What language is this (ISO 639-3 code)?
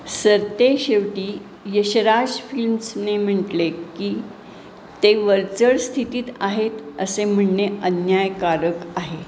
mar